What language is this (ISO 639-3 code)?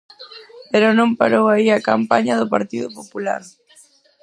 glg